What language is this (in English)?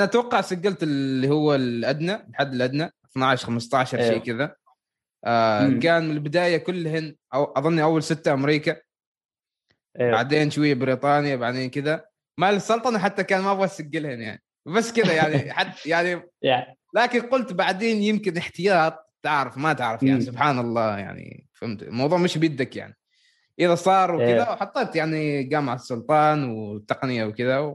Arabic